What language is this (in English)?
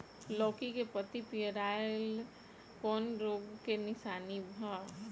Bhojpuri